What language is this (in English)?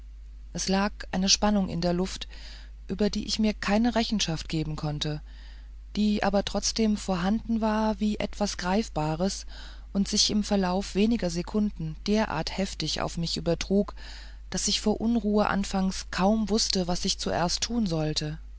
German